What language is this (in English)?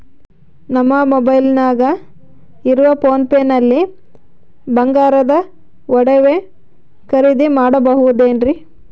Kannada